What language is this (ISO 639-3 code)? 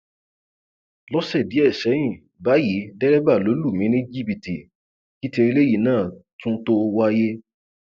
yor